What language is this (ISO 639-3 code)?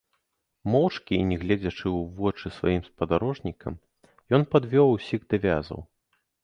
bel